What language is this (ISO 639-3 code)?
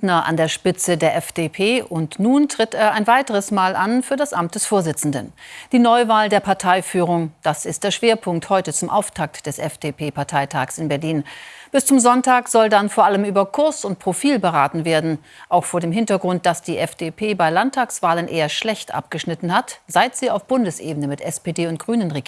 deu